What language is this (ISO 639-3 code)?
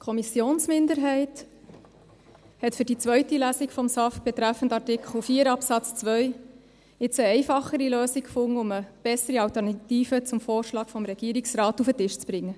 gsw